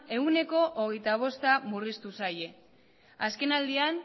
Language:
Basque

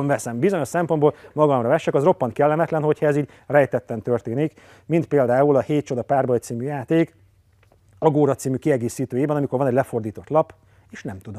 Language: Hungarian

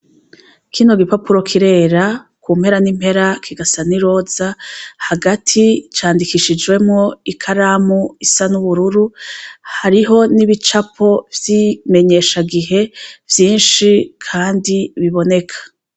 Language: Rundi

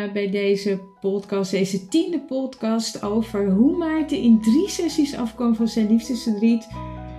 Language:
Dutch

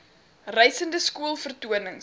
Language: Afrikaans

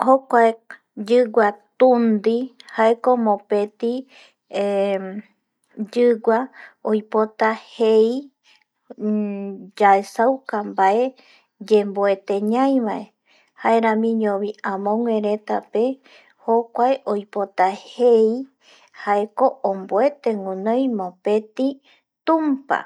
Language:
Eastern Bolivian Guaraní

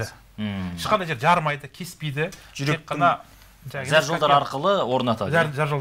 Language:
Turkish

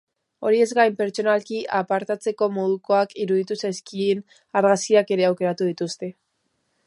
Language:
Basque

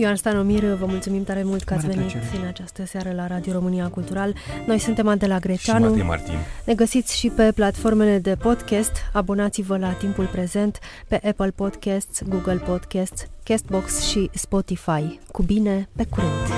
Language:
Romanian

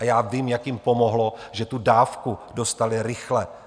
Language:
Czech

